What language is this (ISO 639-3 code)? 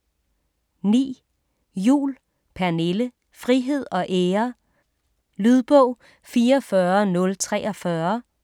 dan